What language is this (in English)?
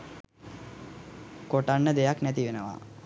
Sinhala